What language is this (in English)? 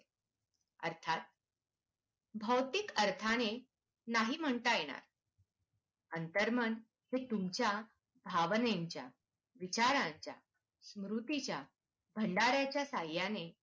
Marathi